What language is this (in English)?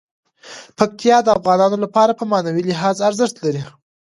Pashto